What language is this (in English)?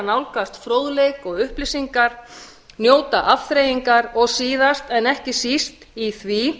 Icelandic